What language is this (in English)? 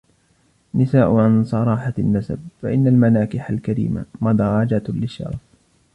Arabic